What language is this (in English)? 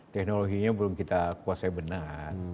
Indonesian